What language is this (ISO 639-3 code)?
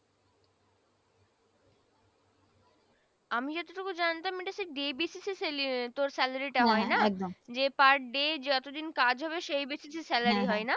ben